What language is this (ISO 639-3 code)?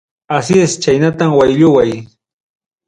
quy